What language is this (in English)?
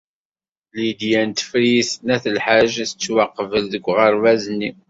Kabyle